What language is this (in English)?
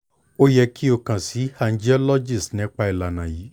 Yoruba